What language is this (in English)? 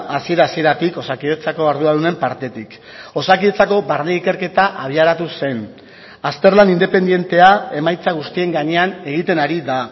Basque